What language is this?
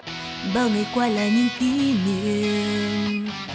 Vietnamese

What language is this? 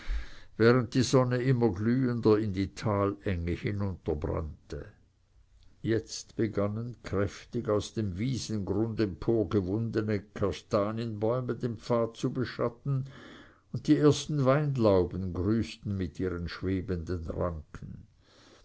German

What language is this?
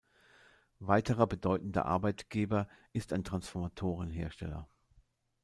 German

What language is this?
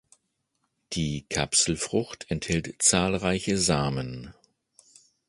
German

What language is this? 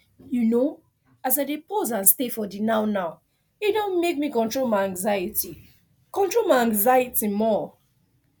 Nigerian Pidgin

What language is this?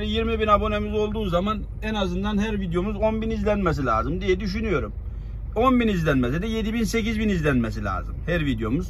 Turkish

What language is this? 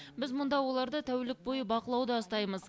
Kazakh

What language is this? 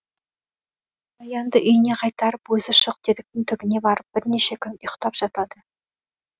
Kazakh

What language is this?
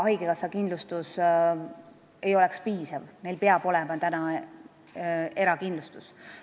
Estonian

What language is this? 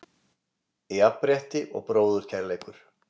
Icelandic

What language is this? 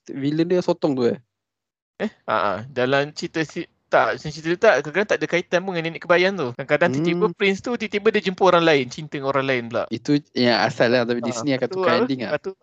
Malay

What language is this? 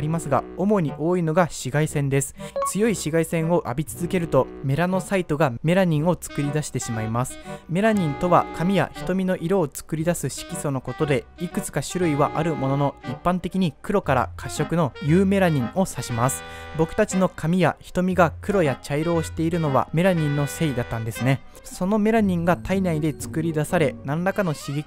Japanese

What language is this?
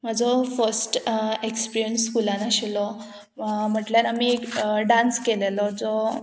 Konkani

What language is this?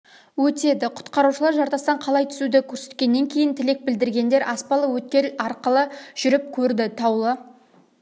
Kazakh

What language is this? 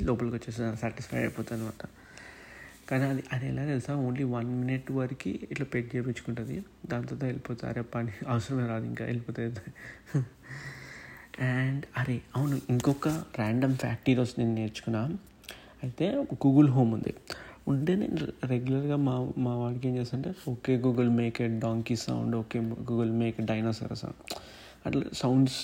Telugu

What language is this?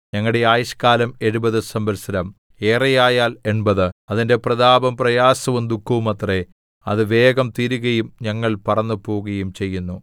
Malayalam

